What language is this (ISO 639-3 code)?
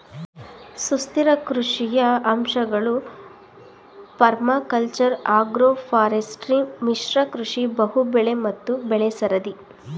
kan